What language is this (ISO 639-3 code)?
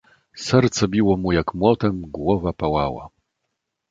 pol